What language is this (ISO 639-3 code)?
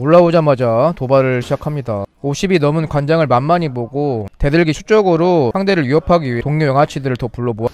kor